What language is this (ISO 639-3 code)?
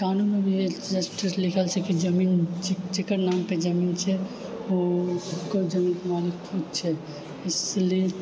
mai